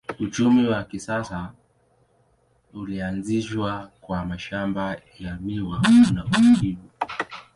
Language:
Swahili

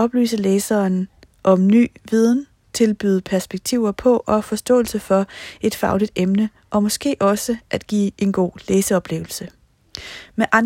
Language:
Danish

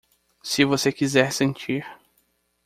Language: Portuguese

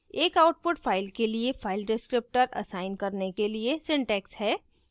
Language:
Hindi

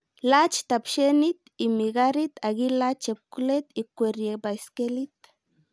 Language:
Kalenjin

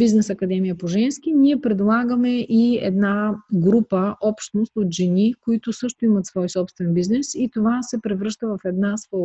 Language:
Bulgarian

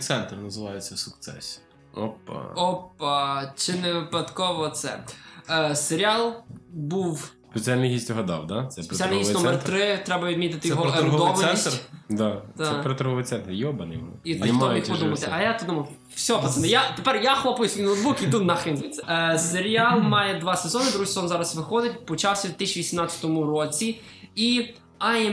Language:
Ukrainian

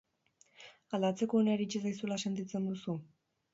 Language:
Basque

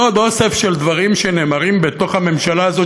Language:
Hebrew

